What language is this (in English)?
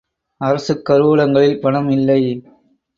Tamil